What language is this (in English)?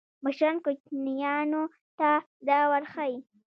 Pashto